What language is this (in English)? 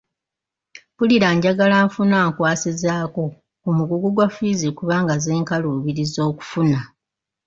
Ganda